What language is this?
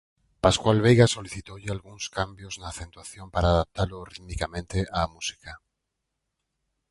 Galician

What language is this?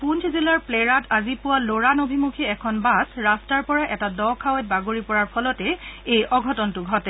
Assamese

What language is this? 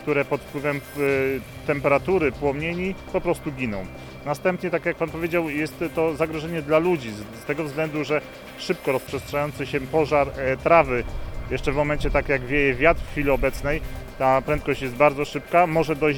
Polish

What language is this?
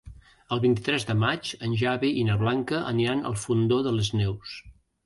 Catalan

